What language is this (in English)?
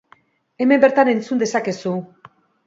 Basque